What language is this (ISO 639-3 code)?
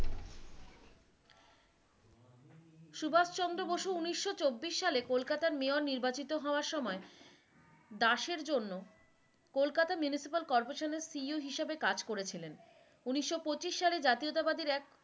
ben